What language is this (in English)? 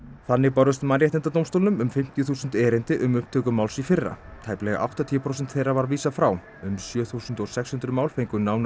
Icelandic